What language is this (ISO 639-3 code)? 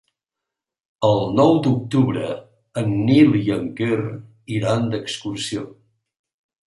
cat